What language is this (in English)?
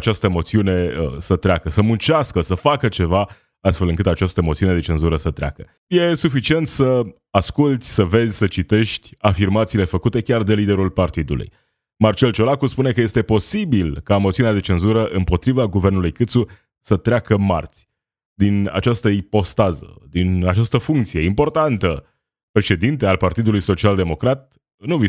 Romanian